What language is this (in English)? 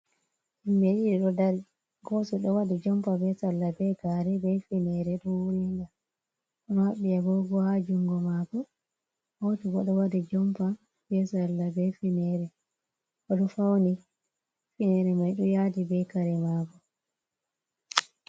Fula